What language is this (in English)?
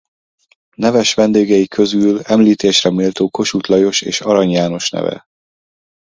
Hungarian